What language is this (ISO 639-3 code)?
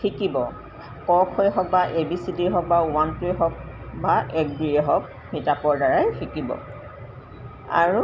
asm